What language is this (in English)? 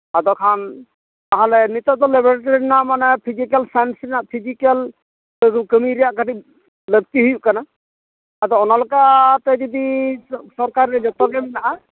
Santali